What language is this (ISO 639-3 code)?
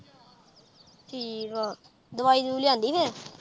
pan